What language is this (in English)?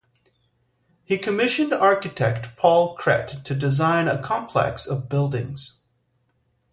English